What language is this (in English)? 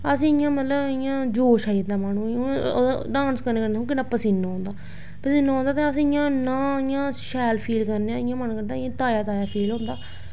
Dogri